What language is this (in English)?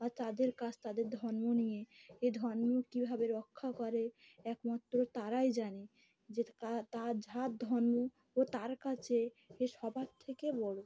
Bangla